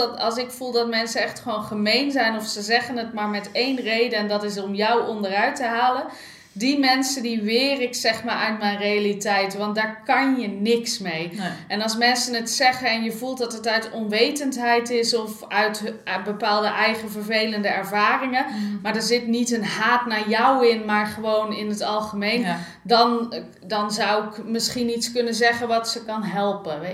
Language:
Dutch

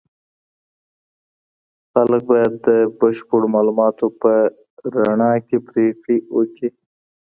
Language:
Pashto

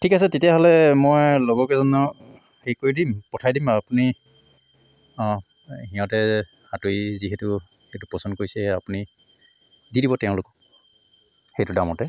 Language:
Assamese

